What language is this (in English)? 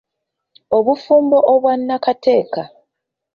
Ganda